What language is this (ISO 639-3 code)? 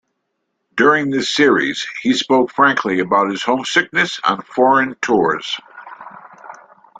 eng